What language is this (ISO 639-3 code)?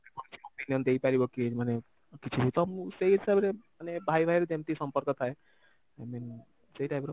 ori